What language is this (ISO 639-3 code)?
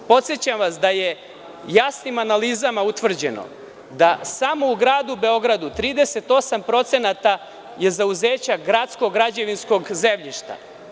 srp